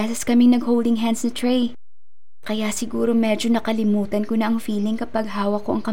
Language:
Filipino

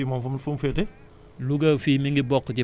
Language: Wolof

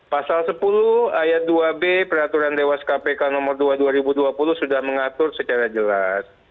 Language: Indonesian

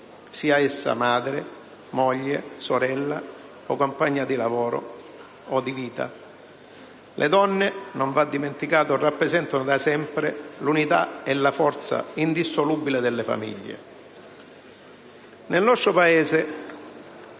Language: Italian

